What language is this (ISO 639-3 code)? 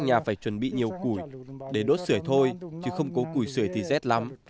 vie